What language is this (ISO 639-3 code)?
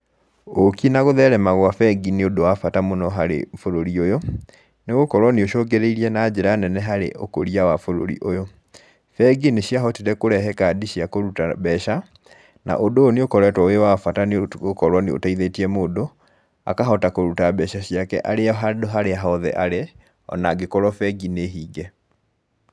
kik